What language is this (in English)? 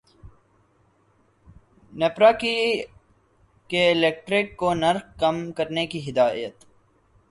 Urdu